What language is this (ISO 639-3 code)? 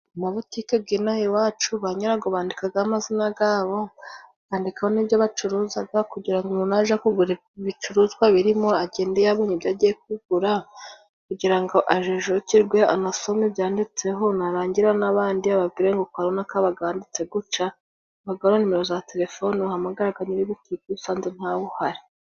kin